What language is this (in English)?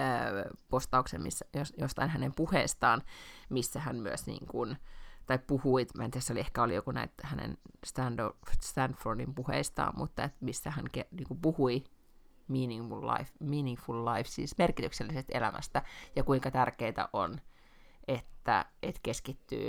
Finnish